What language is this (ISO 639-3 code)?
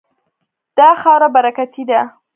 pus